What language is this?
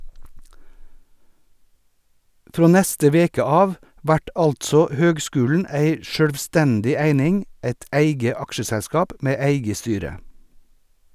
Norwegian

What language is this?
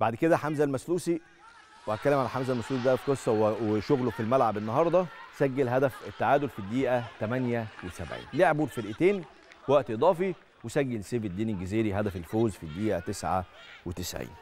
Arabic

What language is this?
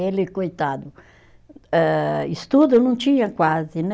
Portuguese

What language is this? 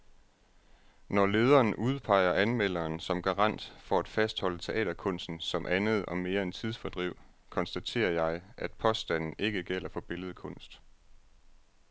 Danish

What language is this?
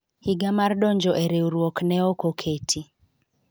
Luo (Kenya and Tanzania)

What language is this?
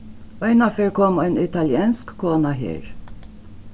Faroese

